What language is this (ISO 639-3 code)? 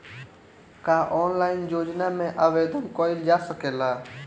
bho